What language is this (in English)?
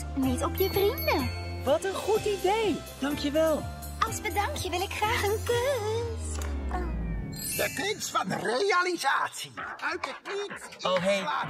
Dutch